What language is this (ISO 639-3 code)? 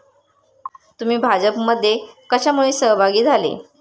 mar